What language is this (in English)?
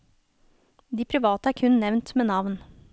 Norwegian